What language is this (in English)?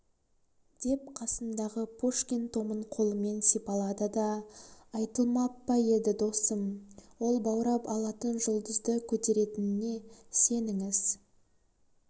Kazakh